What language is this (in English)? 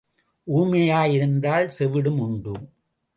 Tamil